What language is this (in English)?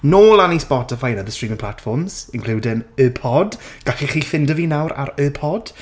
Welsh